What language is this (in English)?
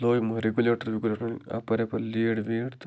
Kashmiri